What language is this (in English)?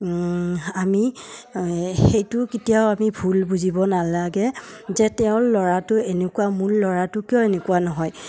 Assamese